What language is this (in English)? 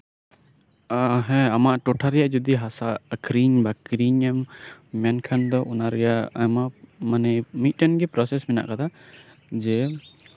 Santali